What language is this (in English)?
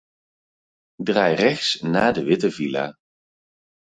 Dutch